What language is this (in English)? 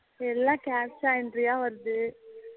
Tamil